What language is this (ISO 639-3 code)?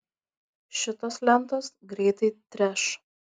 lit